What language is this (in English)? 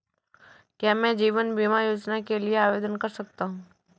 Hindi